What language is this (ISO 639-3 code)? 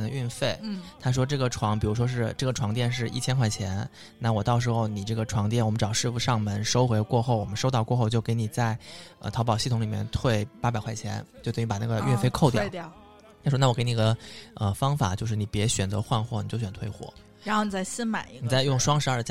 zho